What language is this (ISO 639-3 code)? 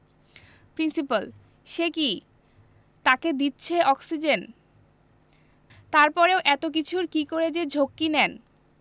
ben